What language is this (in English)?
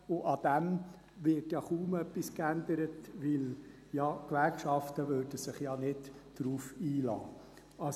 Swiss German